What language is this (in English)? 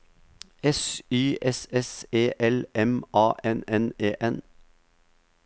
Norwegian